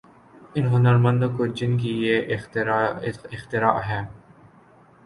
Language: Urdu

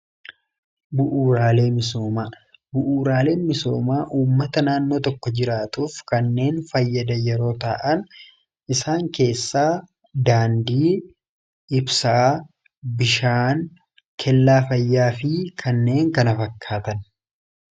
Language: Oromo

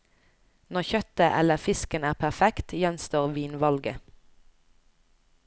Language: Norwegian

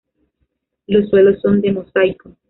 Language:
Spanish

